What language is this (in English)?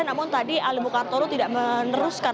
Indonesian